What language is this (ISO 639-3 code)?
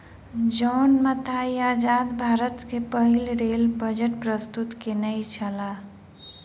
mai